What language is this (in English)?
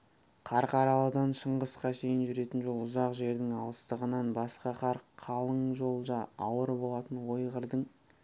Kazakh